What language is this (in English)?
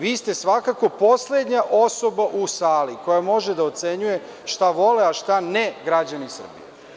Serbian